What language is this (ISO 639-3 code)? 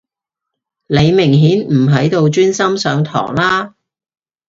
yue